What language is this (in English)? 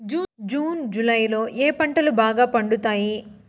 Telugu